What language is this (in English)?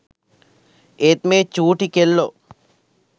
Sinhala